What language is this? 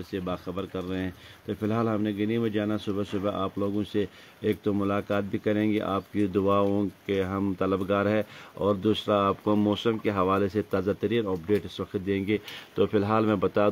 Arabic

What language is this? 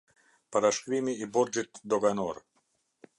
Albanian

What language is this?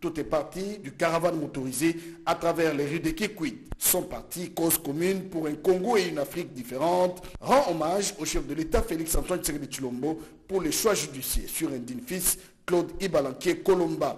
French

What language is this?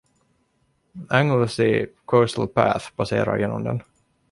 Swedish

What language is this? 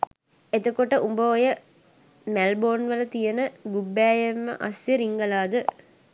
Sinhala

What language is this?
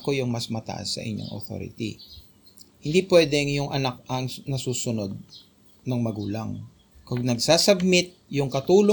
Filipino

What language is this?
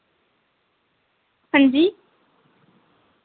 Dogri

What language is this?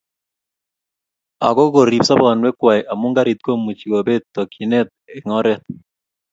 Kalenjin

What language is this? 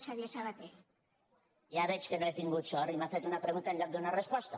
Catalan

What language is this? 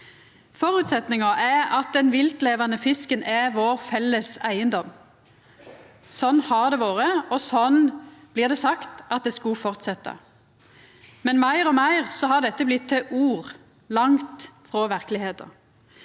Norwegian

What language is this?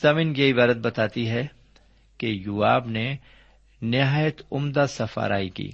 Urdu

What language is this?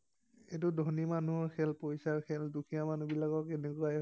Assamese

